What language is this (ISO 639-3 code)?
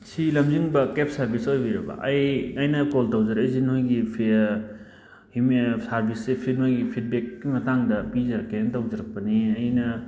mni